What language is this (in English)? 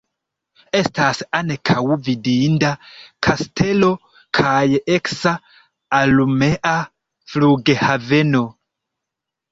Esperanto